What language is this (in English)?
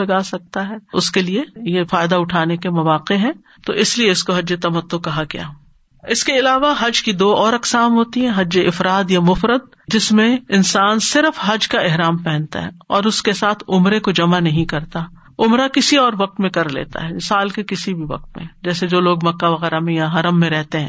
Urdu